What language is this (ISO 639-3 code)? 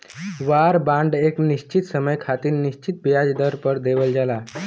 bho